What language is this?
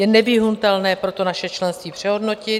Czech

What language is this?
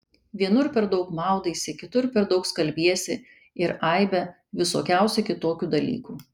Lithuanian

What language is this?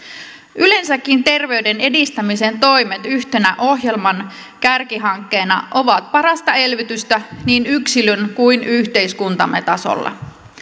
Finnish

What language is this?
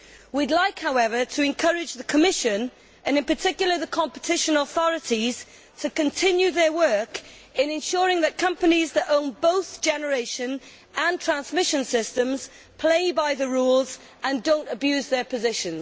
English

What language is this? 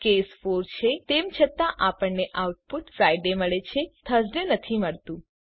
Gujarati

